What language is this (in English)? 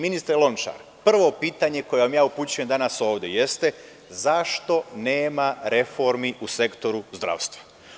Serbian